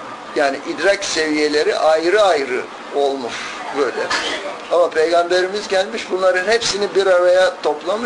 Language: Turkish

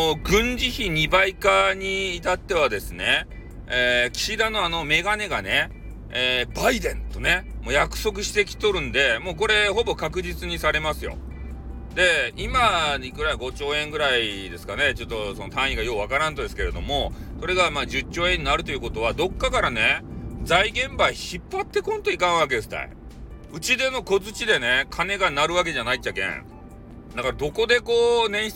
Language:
Japanese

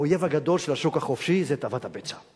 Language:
Hebrew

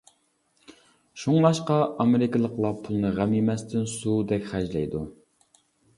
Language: Uyghur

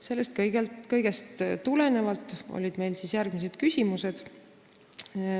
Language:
Estonian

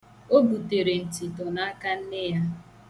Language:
Igbo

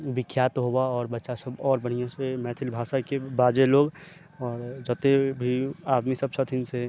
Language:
Maithili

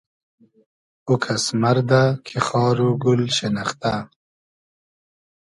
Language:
Hazaragi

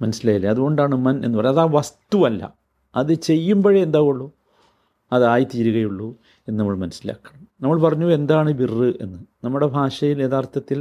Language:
Malayalam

